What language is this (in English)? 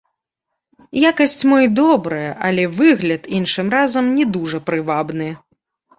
Belarusian